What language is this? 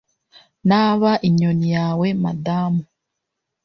Kinyarwanda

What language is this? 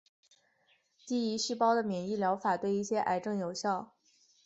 Chinese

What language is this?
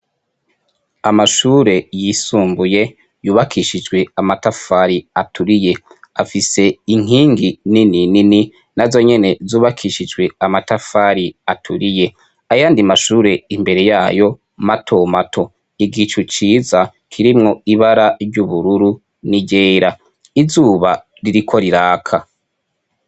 Rundi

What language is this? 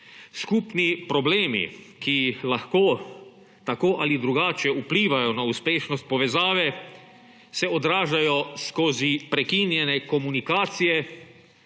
Slovenian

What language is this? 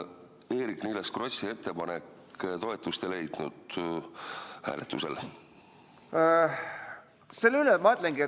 Estonian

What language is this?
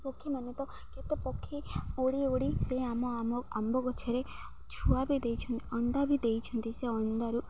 Odia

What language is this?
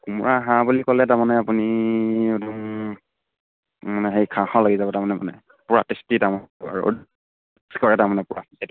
Assamese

